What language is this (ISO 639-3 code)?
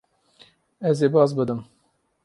kur